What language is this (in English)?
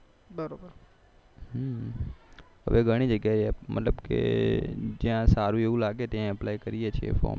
Gujarati